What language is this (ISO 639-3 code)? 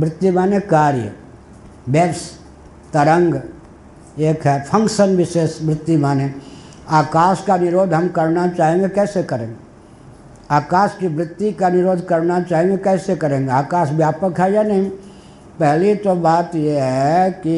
hin